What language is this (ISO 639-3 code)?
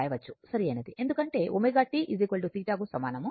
tel